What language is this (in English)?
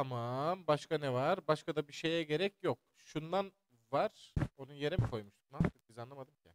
Turkish